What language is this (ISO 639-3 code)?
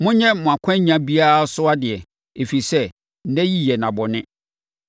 aka